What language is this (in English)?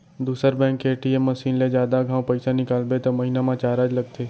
Chhattisgarhi